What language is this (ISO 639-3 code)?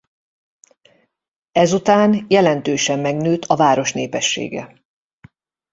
hun